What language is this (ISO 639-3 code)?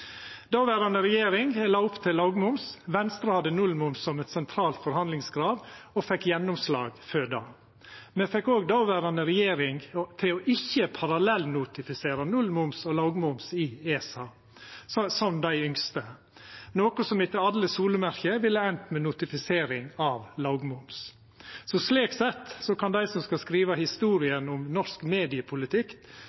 nno